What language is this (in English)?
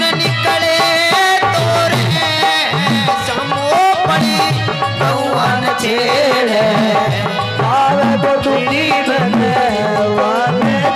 Hindi